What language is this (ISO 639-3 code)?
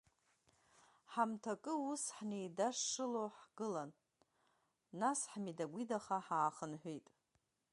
abk